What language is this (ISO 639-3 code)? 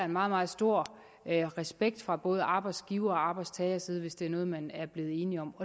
dan